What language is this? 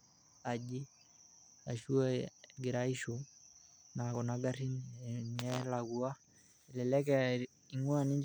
Masai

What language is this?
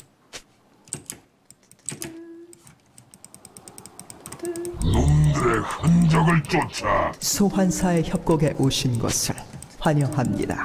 Korean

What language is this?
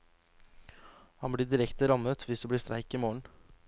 Norwegian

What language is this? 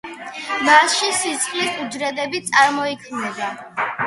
Georgian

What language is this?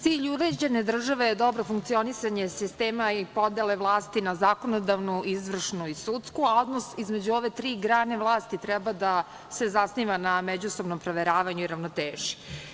Serbian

